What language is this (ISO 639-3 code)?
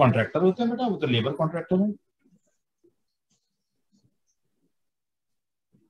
hin